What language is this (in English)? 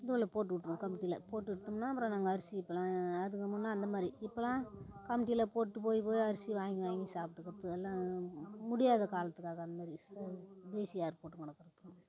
Tamil